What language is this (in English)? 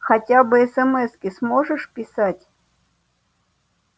Russian